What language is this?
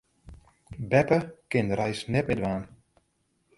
Western Frisian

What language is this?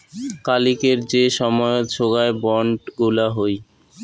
Bangla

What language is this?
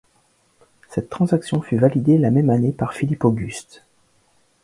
French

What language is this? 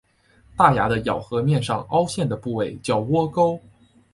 Chinese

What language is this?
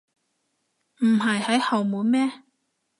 Cantonese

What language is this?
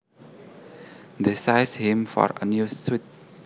Javanese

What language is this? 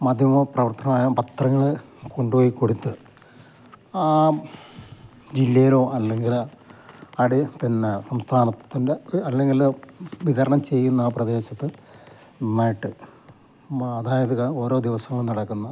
Malayalam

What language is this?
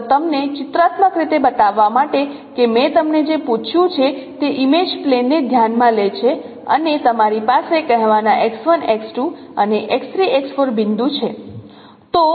Gujarati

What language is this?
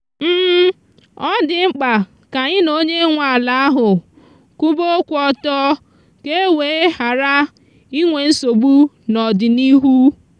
Igbo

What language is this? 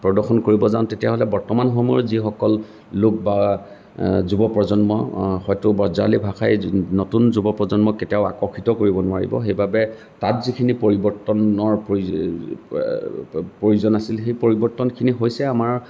Assamese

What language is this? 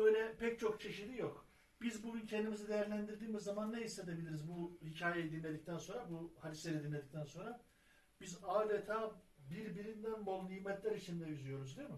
Turkish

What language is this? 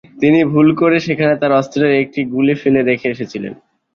Bangla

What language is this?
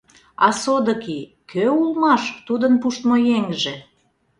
Mari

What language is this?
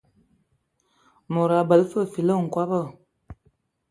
Ewondo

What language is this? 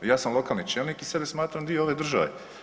Croatian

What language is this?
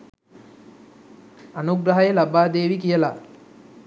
Sinhala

